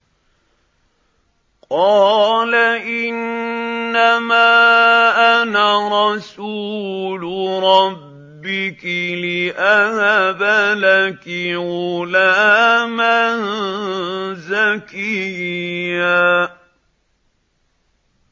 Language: Arabic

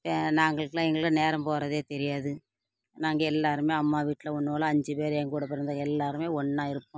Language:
Tamil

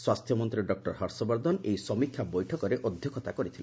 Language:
Odia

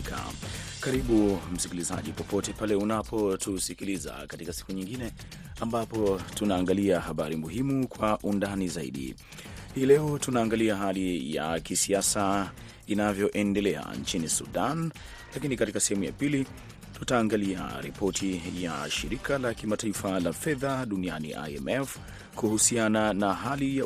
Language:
Swahili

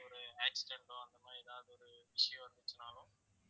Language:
Tamil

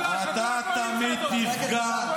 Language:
Hebrew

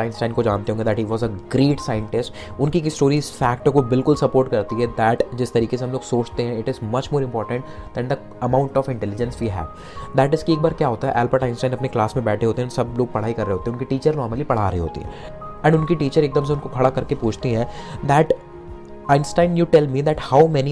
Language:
Hindi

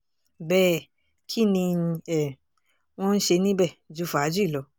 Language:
Yoruba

